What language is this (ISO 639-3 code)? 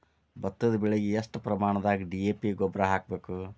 kan